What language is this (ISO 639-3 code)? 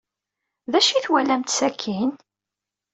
kab